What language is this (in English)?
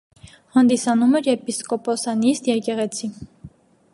Armenian